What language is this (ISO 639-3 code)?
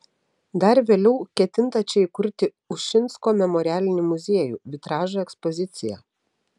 lit